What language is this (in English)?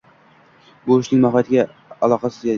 Uzbek